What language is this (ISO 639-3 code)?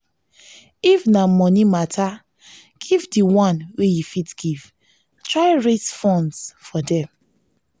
pcm